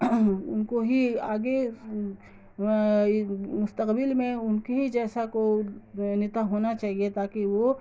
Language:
Urdu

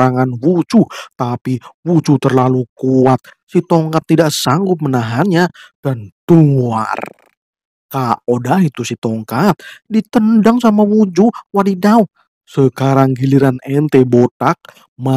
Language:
Indonesian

